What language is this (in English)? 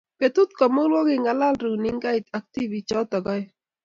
Kalenjin